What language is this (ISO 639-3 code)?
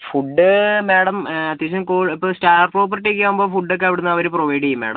mal